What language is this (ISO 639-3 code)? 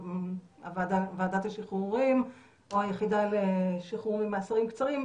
heb